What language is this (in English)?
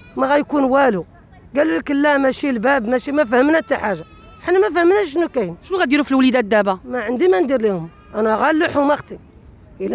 Arabic